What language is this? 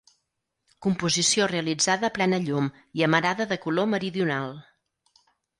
Catalan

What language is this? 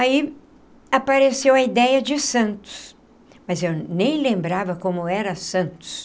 Portuguese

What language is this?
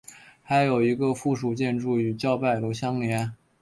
Chinese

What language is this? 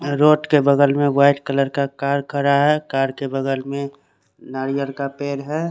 Hindi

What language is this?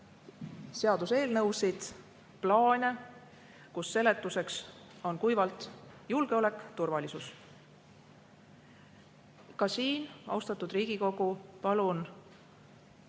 Estonian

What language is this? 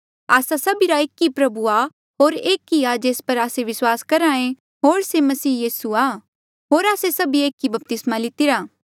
Mandeali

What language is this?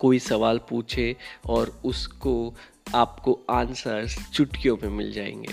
Hindi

